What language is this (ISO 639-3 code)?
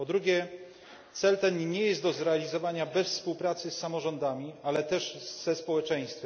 pol